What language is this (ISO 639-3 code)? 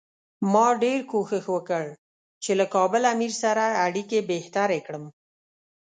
pus